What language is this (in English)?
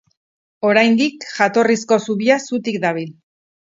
Basque